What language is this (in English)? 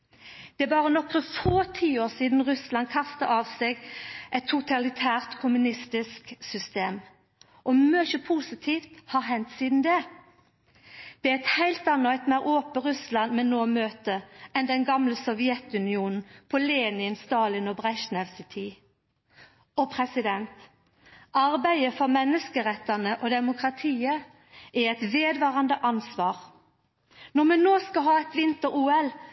Norwegian Nynorsk